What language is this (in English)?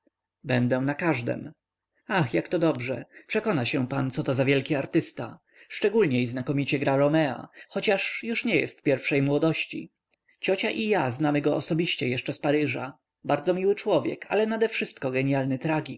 Polish